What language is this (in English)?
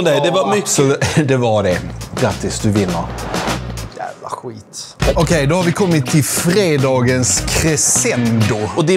Swedish